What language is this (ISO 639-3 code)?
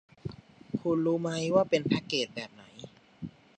tha